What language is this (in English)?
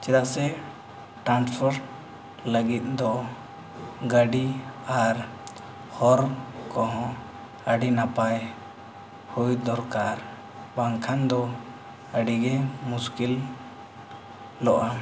Santali